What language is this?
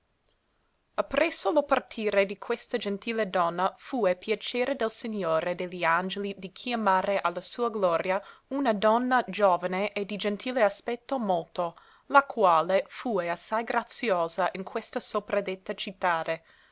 Italian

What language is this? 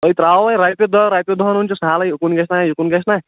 Kashmiri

